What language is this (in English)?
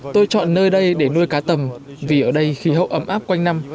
Vietnamese